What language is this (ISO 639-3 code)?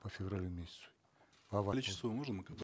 kaz